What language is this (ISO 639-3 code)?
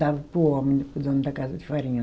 por